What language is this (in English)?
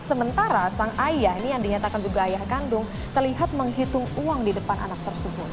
Indonesian